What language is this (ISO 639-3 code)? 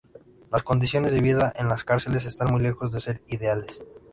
spa